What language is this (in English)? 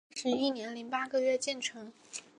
Chinese